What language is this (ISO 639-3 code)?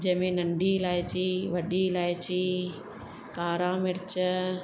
snd